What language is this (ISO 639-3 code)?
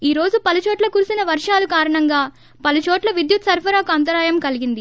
tel